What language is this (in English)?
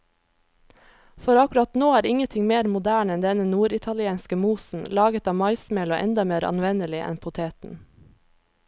Norwegian